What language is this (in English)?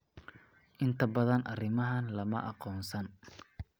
Somali